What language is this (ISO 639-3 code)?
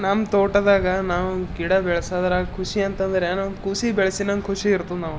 kan